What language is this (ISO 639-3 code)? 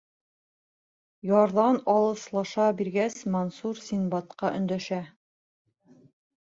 bak